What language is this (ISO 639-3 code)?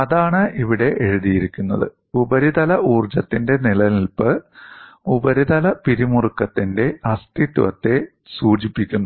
mal